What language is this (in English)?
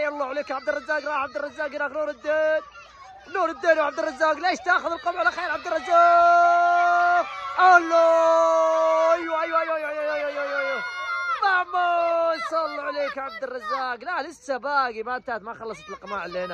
Arabic